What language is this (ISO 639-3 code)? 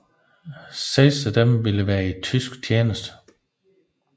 dan